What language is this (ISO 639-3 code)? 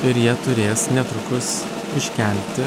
lit